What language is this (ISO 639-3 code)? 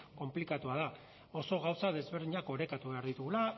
eus